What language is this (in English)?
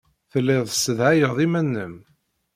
Kabyle